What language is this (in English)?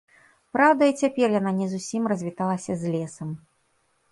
Belarusian